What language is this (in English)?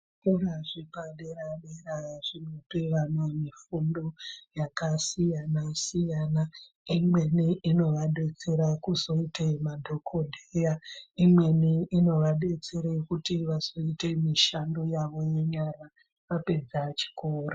Ndau